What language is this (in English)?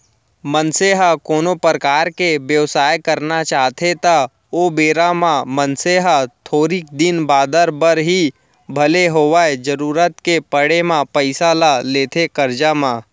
Chhattisgarhi